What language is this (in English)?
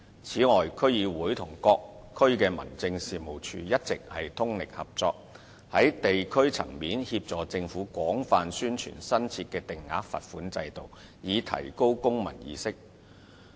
Cantonese